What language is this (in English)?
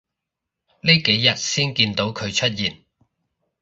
Cantonese